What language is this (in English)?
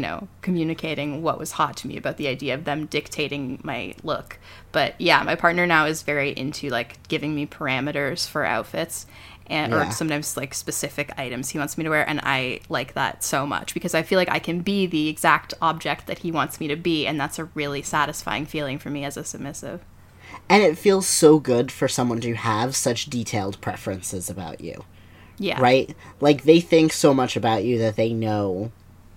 English